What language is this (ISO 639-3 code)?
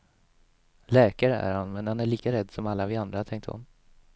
swe